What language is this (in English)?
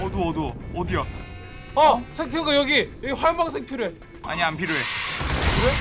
Korean